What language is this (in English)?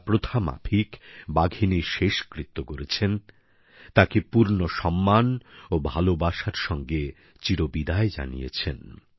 Bangla